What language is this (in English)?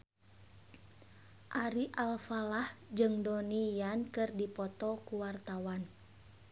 Sundanese